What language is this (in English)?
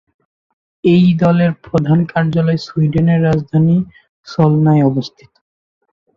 Bangla